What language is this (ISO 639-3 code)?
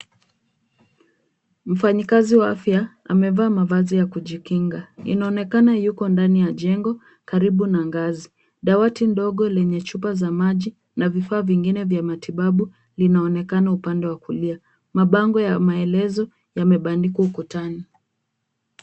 swa